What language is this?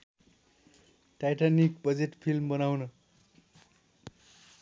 Nepali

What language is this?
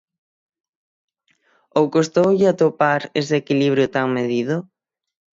Galician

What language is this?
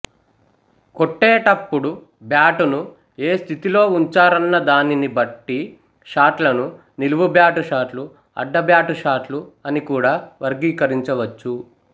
Telugu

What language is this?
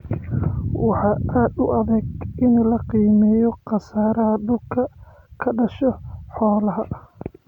Somali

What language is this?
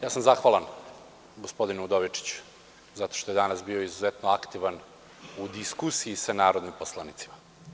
Serbian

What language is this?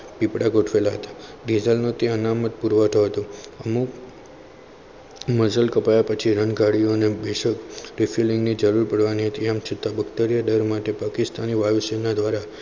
Gujarati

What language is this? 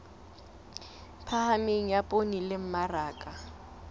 Southern Sotho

